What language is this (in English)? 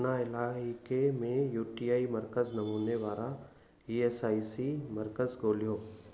Sindhi